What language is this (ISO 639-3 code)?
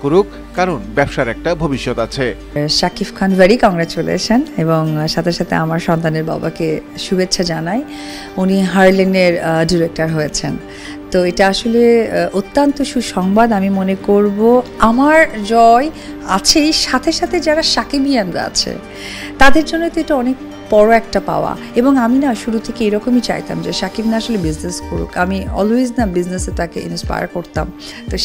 ben